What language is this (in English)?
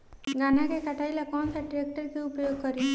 Bhojpuri